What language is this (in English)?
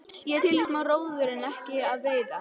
Icelandic